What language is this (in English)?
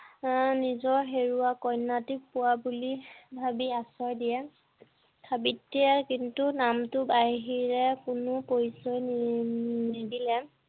Assamese